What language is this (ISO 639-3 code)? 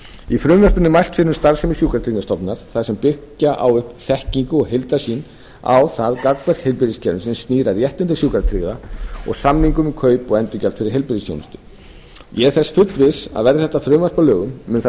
isl